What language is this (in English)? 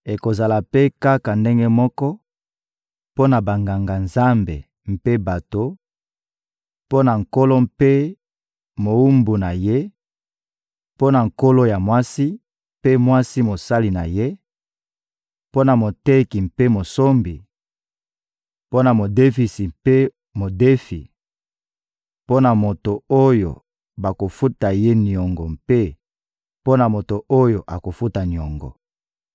Lingala